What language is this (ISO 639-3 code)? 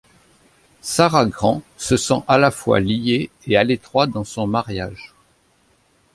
fra